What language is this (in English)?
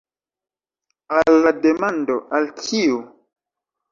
Esperanto